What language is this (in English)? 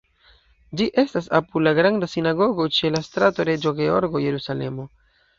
Esperanto